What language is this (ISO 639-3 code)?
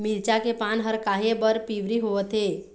hne